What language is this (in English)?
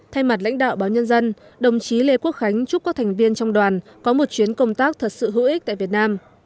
Vietnamese